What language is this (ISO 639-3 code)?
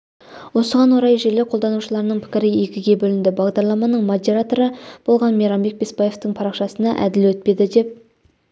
kaz